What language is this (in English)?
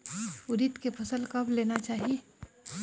Chhattisgarhi